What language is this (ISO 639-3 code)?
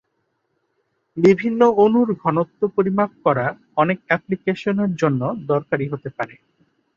ben